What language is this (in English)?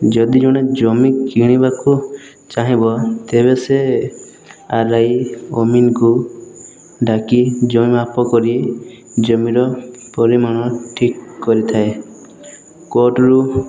Odia